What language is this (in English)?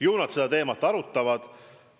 Estonian